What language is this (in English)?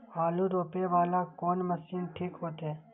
Maithili